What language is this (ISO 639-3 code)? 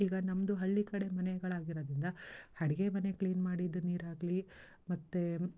kan